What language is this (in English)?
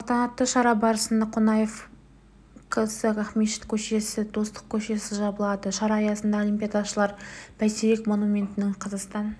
Kazakh